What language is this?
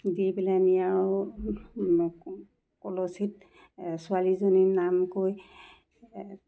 Assamese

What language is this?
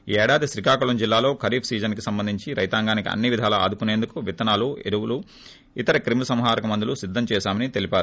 Telugu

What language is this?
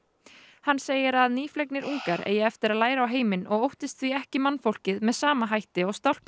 Icelandic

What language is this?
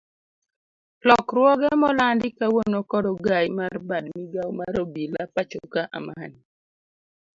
Luo (Kenya and Tanzania)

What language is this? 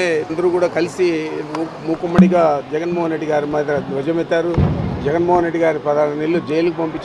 Telugu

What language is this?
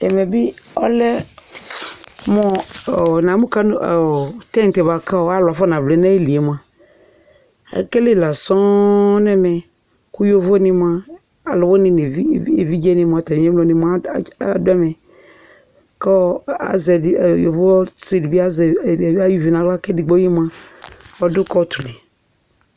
Ikposo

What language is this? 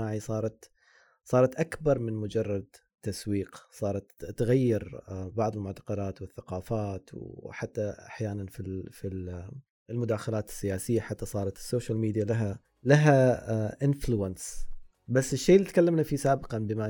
Arabic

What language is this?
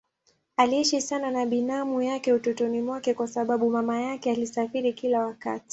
Swahili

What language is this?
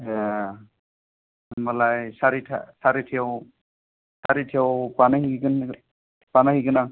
Bodo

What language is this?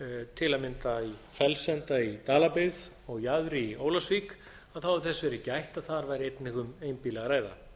Icelandic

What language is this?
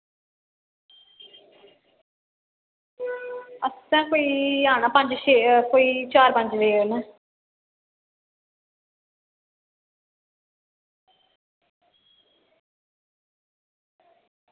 Dogri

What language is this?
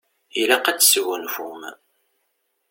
Kabyle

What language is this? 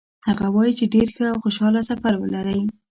Pashto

